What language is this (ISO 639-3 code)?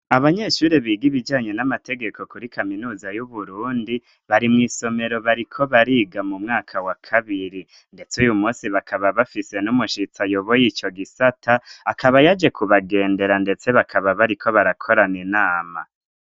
run